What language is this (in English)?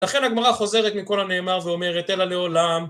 Hebrew